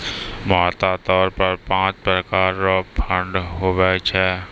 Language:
Maithili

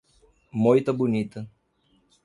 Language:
Portuguese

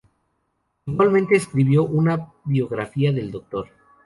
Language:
Spanish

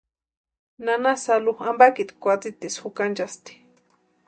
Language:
Western Highland Purepecha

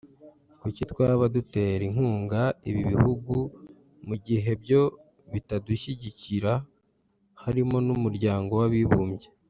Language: Kinyarwanda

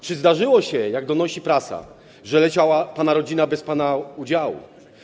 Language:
Polish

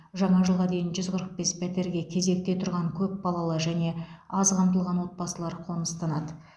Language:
Kazakh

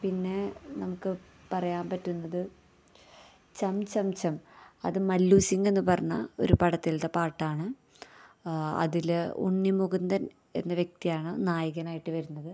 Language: Malayalam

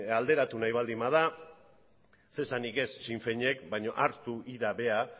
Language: Basque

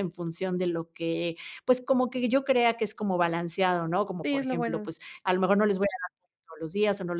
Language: Spanish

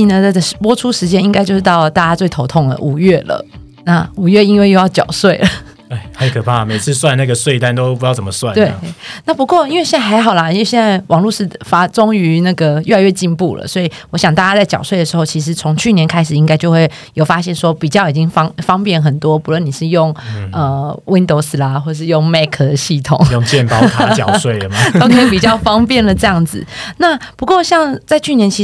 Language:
Chinese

